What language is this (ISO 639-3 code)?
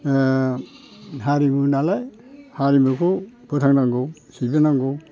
brx